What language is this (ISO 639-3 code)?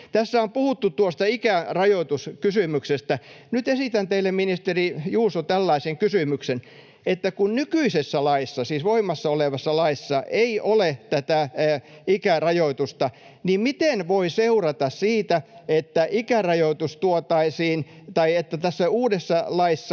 fin